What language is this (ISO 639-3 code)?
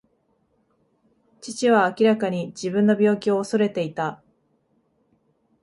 jpn